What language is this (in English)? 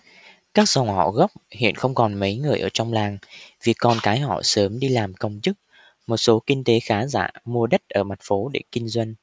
Vietnamese